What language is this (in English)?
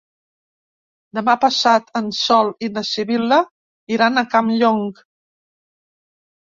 Catalan